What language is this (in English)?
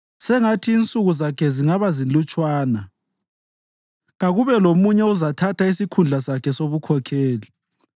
North Ndebele